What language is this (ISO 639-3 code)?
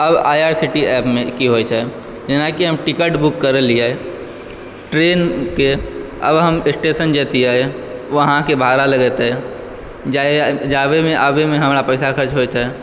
mai